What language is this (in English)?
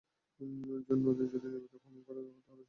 Bangla